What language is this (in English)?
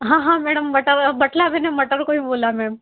Hindi